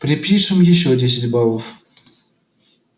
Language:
Russian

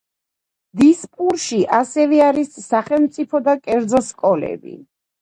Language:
Georgian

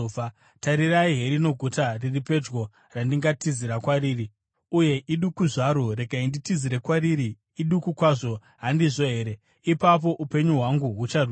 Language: Shona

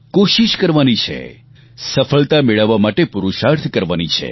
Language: Gujarati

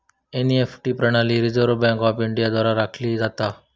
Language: Marathi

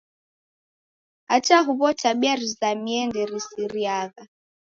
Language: Taita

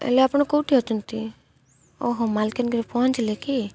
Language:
Odia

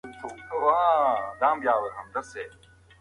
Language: Pashto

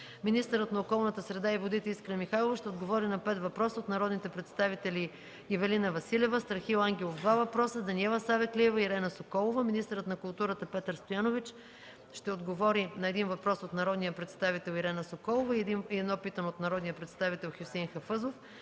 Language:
Bulgarian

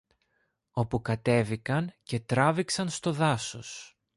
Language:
Greek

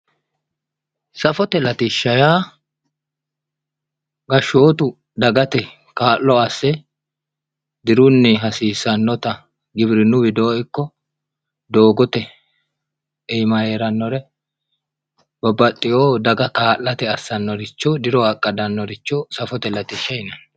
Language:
Sidamo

